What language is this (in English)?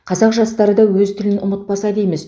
Kazakh